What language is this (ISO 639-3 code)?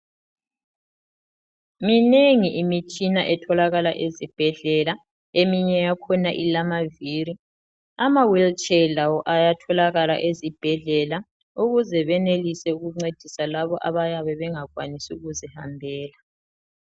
nde